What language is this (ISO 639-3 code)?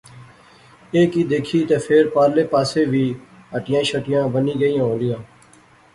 phr